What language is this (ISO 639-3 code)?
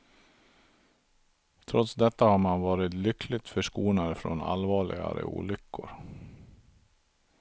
swe